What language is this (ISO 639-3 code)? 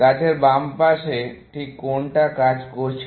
ben